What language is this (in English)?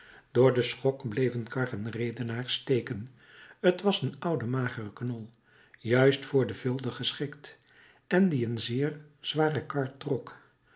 Dutch